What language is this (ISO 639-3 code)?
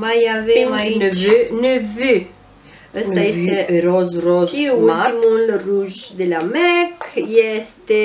ron